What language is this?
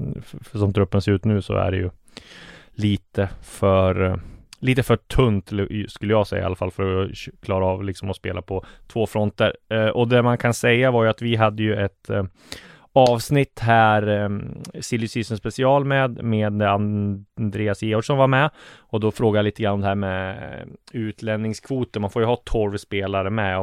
Swedish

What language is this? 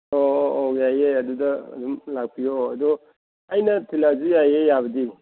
Manipuri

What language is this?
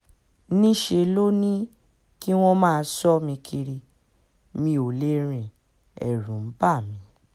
Yoruba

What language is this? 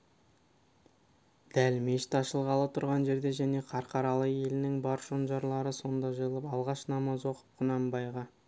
Kazakh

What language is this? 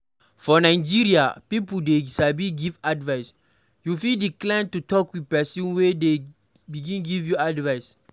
Nigerian Pidgin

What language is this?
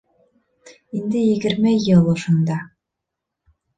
Bashkir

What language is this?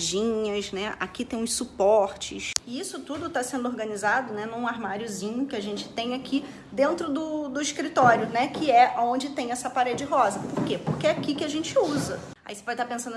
Portuguese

